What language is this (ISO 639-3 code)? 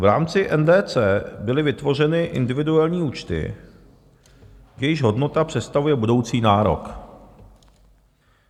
ces